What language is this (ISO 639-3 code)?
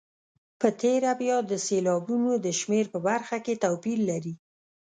pus